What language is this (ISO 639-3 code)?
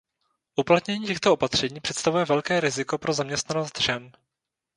ces